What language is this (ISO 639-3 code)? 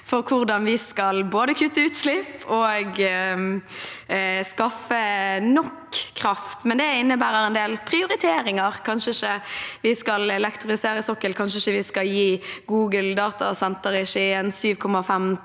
nor